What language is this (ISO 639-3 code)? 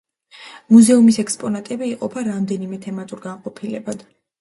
kat